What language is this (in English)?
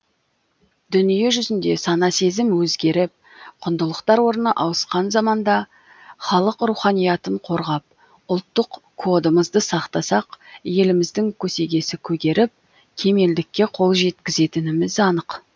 Kazakh